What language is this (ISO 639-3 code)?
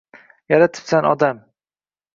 uzb